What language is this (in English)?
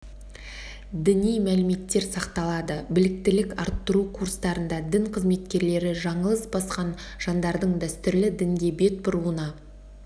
Kazakh